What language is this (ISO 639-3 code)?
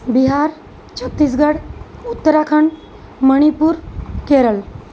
ori